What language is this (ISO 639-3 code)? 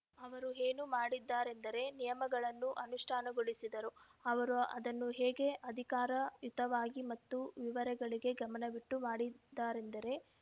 kan